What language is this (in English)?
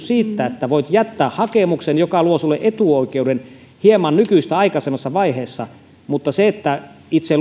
Finnish